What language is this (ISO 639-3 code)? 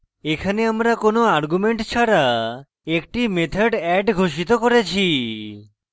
ben